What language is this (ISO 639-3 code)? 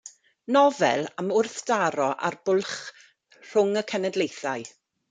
cym